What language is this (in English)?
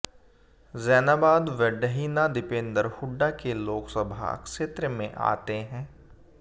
Hindi